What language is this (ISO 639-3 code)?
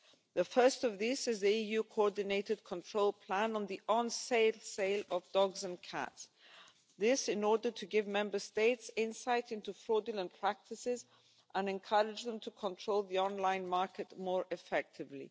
eng